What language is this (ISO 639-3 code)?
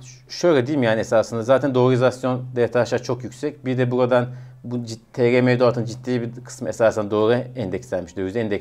tur